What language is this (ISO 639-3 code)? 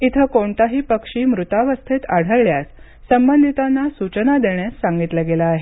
mar